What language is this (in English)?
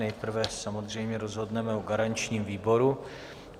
Czech